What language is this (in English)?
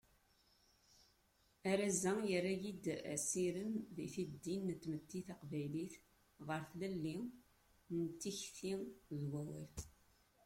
Kabyle